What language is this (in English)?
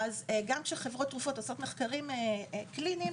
Hebrew